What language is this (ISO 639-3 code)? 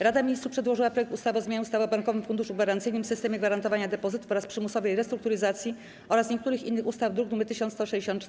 pol